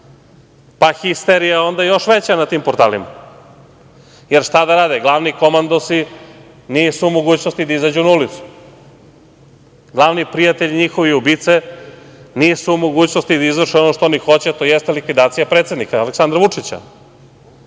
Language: Serbian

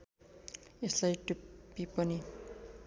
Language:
Nepali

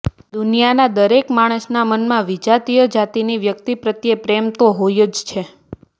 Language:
Gujarati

